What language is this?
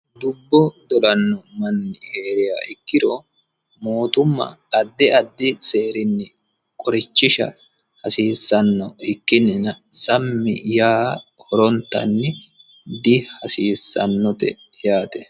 Sidamo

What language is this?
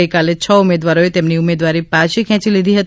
Gujarati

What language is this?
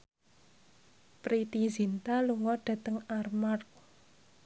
Javanese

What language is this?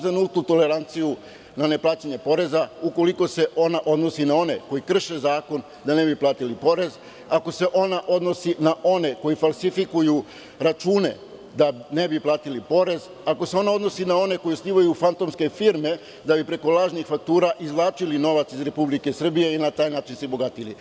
Serbian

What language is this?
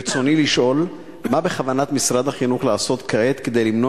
Hebrew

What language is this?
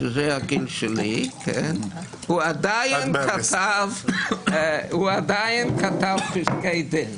Hebrew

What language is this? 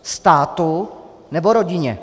Czech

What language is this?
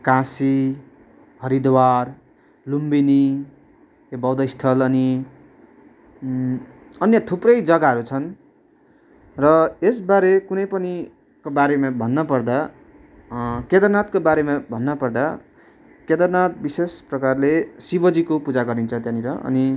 Nepali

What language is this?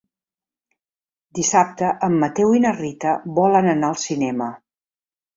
Catalan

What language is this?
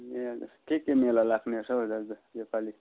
Nepali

